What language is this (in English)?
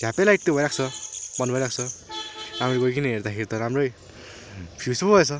Nepali